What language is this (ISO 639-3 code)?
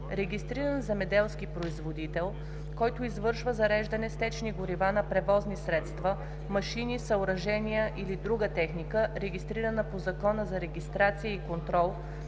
bul